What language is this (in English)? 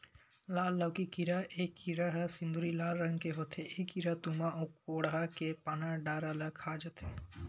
Chhattisgarhi